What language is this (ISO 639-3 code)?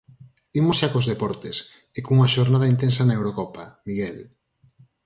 glg